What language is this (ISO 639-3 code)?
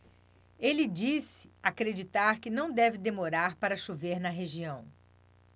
por